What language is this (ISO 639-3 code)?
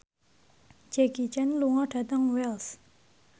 jav